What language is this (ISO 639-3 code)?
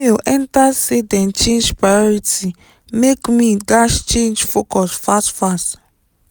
pcm